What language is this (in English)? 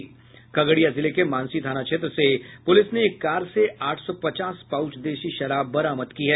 Hindi